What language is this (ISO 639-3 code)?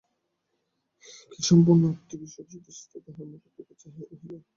ben